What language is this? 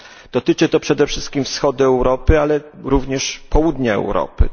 Polish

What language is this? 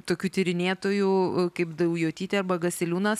Lithuanian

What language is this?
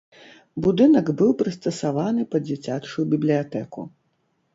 Belarusian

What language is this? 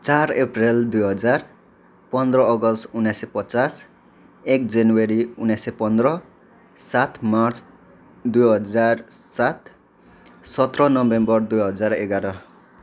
Nepali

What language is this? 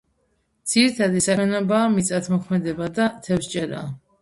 Georgian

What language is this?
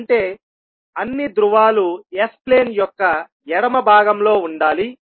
Telugu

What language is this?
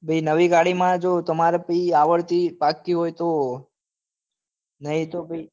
Gujarati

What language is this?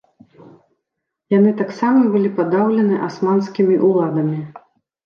Belarusian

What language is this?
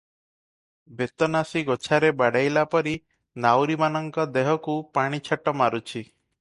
Odia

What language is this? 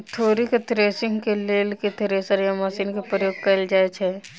Maithili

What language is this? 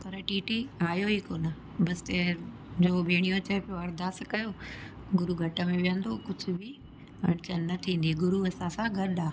Sindhi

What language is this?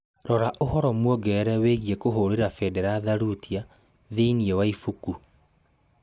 Kikuyu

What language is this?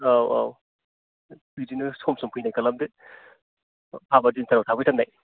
Bodo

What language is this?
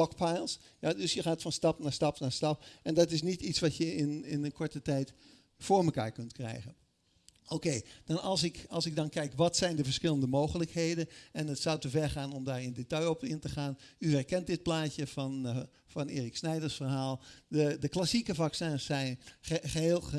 Dutch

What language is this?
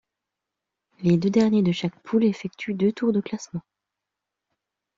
French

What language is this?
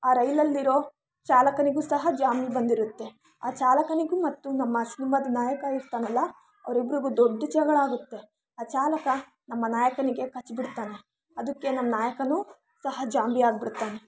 Kannada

